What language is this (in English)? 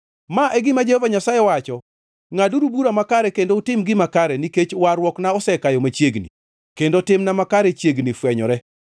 Luo (Kenya and Tanzania)